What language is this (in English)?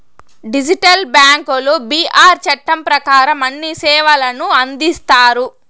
Telugu